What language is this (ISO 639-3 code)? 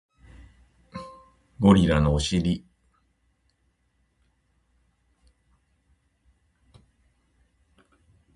jpn